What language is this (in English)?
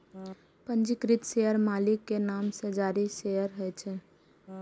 Maithili